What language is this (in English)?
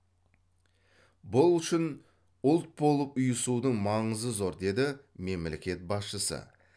Kazakh